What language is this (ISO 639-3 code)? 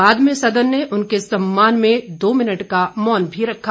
hin